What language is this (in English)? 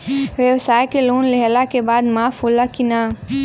Bhojpuri